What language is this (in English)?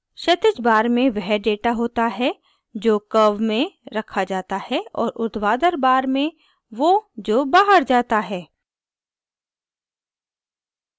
Hindi